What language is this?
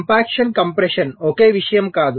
Telugu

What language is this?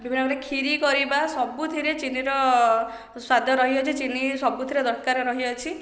Odia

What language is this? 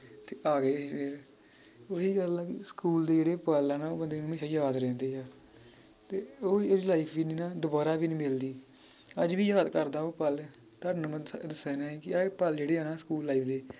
Punjabi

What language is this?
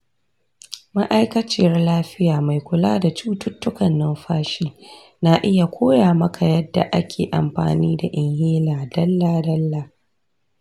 Hausa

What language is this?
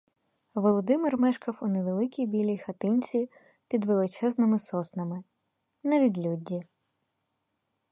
Ukrainian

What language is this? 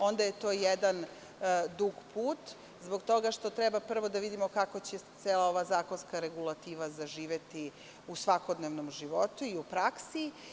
Serbian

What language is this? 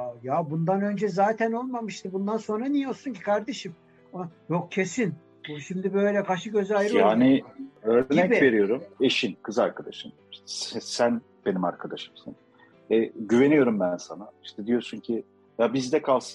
Turkish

